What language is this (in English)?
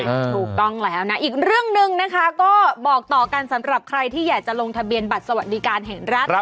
Thai